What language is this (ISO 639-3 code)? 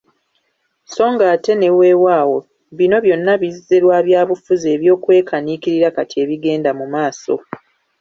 lug